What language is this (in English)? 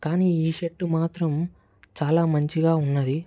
Telugu